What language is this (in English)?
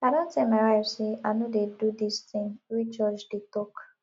Nigerian Pidgin